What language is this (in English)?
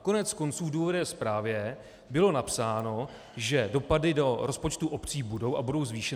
Czech